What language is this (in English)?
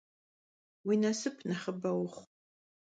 Kabardian